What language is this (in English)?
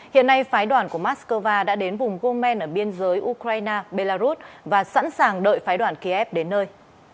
Vietnamese